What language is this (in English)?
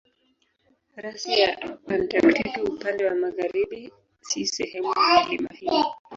Swahili